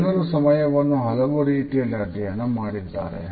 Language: Kannada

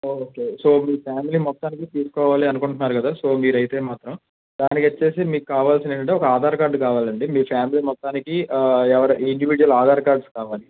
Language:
Telugu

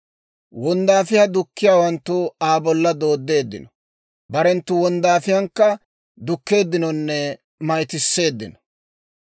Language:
Dawro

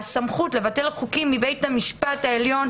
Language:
Hebrew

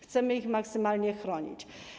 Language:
Polish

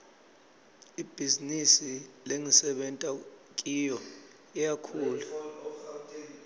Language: Swati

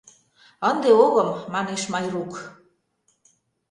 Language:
Mari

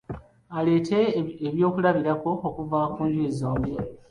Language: Ganda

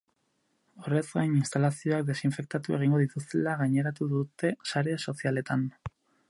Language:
Basque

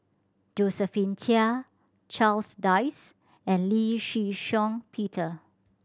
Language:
English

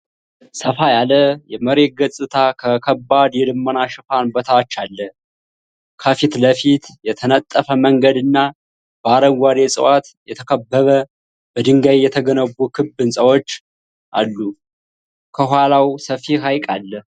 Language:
Amharic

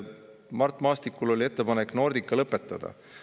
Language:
Estonian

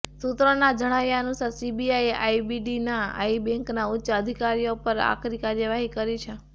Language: Gujarati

